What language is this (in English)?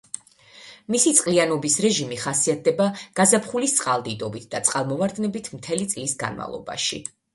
Georgian